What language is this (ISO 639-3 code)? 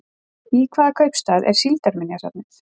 isl